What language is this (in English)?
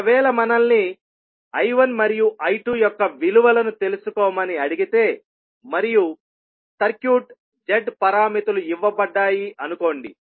Telugu